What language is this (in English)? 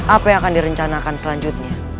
Indonesian